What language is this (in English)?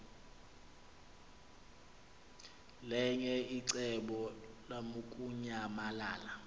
Xhosa